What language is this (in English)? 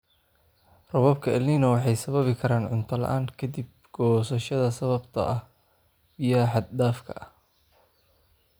Somali